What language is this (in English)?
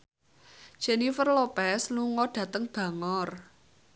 Javanese